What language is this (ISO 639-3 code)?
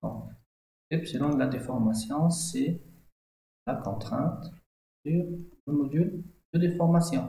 fra